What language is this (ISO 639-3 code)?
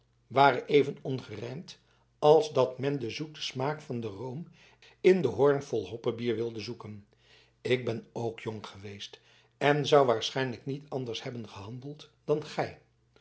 nld